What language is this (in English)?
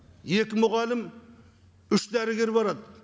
Kazakh